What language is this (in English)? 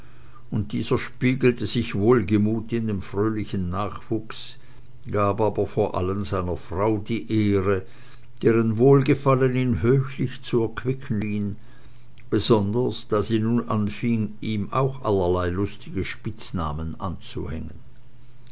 German